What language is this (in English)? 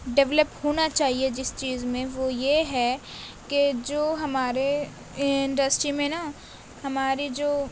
Urdu